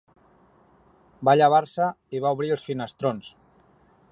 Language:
Catalan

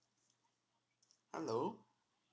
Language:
English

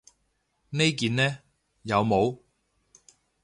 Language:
Cantonese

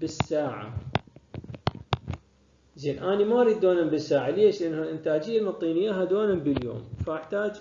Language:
Arabic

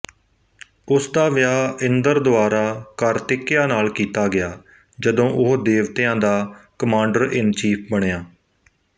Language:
Punjabi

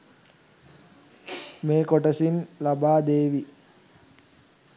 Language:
Sinhala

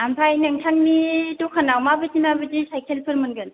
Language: Bodo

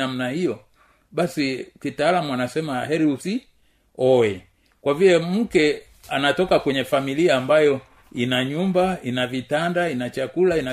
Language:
Swahili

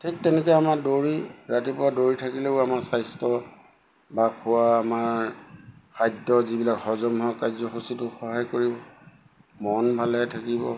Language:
Assamese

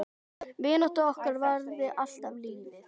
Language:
Icelandic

